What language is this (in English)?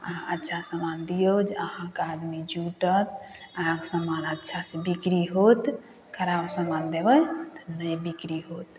Maithili